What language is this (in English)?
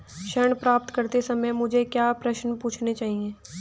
Hindi